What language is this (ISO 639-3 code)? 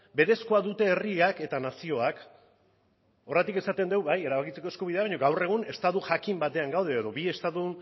eus